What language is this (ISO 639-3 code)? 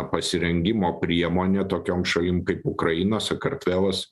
lit